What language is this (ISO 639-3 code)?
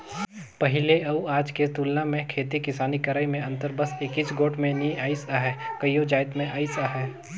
hne